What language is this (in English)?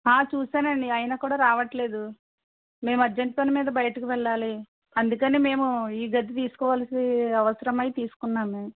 Telugu